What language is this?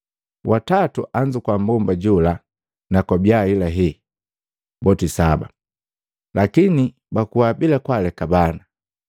Matengo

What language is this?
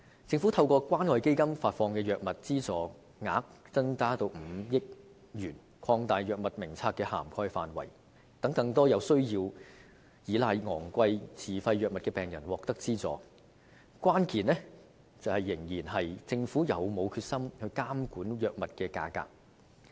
Cantonese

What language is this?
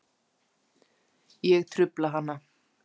Icelandic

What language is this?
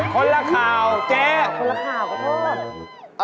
Thai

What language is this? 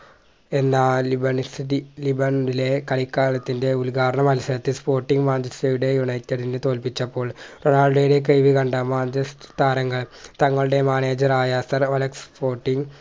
Malayalam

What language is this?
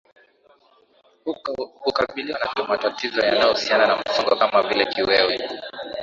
Swahili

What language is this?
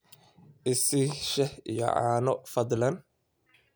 Somali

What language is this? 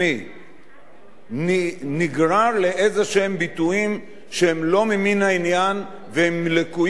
Hebrew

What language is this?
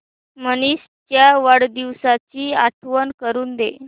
Marathi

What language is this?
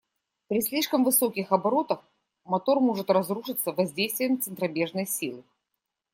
Russian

